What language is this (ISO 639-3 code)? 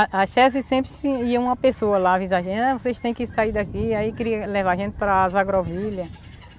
por